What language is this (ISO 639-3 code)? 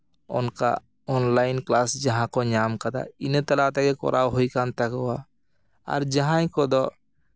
sat